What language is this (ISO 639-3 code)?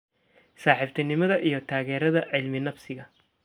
som